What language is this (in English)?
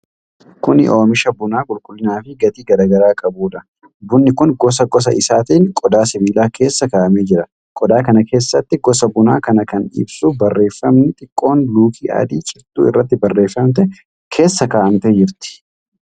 Oromo